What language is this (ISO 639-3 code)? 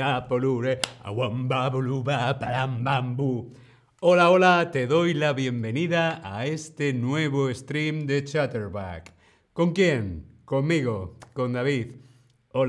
spa